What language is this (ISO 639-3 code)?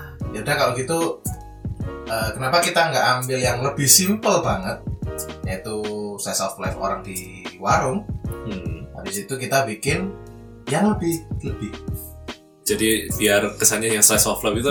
ind